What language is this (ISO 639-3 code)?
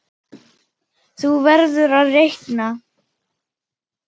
isl